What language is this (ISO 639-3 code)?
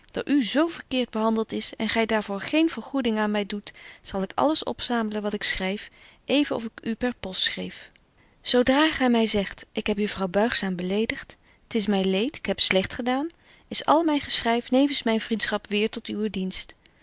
nld